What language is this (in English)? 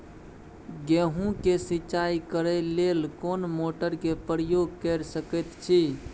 Maithili